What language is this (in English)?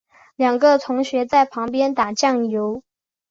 Chinese